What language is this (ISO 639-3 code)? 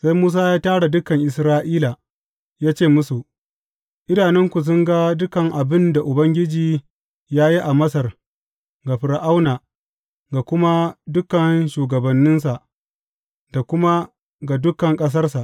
hau